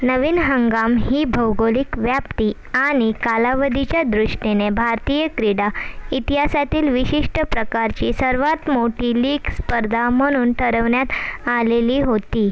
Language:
Marathi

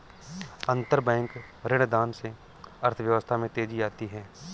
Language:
Hindi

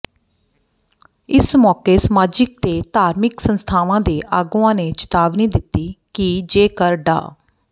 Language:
Punjabi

